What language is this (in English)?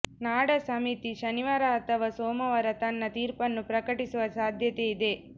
Kannada